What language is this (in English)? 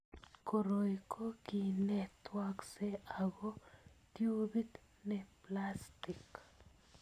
Kalenjin